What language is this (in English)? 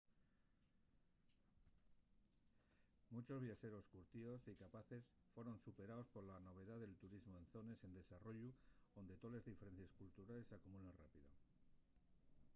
Asturian